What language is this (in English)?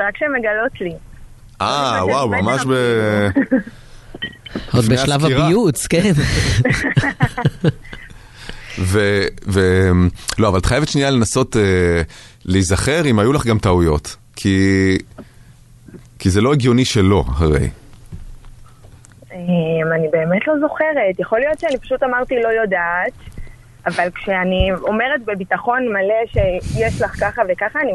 Hebrew